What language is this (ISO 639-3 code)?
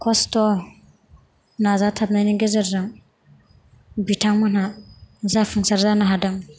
brx